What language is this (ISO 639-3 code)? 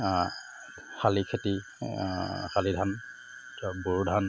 asm